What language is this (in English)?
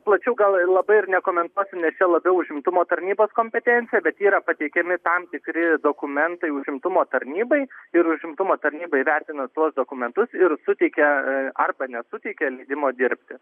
Lithuanian